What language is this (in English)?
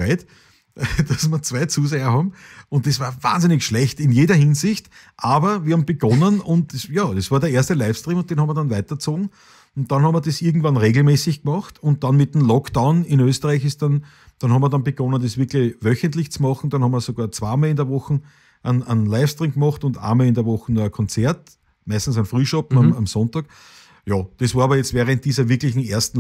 German